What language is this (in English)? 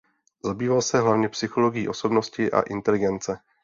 Czech